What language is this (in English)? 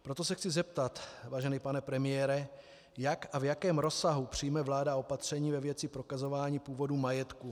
Czech